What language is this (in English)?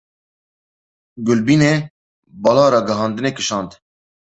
Kurdish